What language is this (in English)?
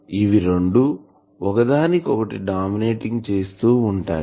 Telugu